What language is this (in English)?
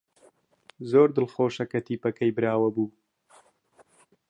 Central Kurdish